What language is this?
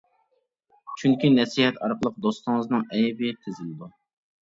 Uyghur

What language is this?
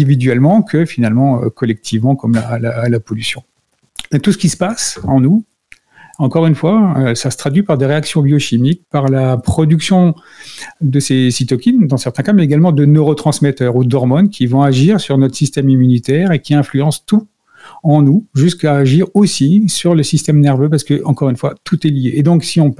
French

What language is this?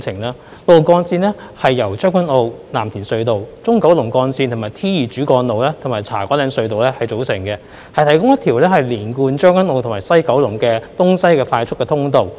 Cantonese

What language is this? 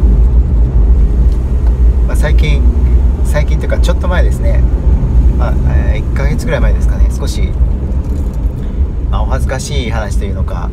Japanese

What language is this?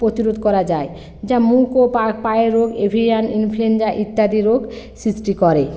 Bangla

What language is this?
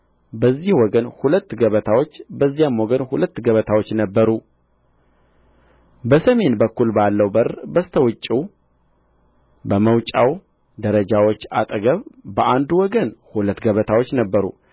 Amharic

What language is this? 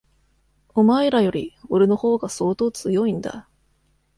Japanese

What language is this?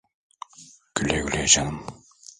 Turkish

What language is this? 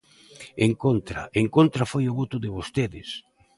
Galician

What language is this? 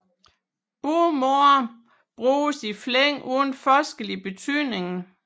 Danish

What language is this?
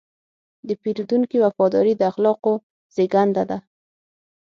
Pashto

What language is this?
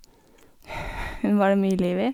Norwegian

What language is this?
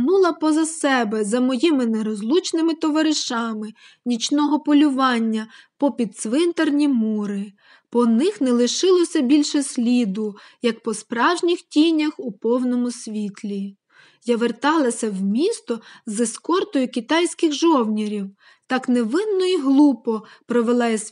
Ukrainian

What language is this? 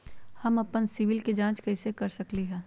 Magahi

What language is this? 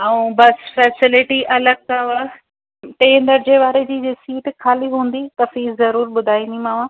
Sindhi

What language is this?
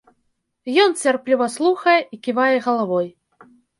Belarusian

